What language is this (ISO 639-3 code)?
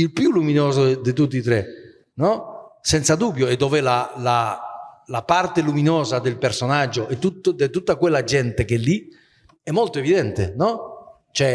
ita